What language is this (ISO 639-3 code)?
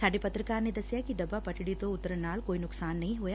pan